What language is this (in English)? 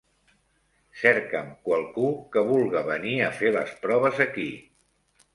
Catalan